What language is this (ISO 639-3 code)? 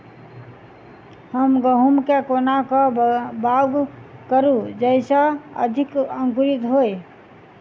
mai